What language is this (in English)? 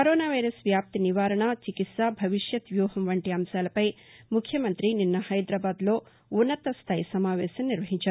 Telugu